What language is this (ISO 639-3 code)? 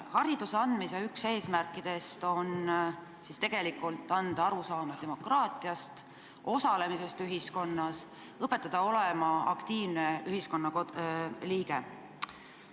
est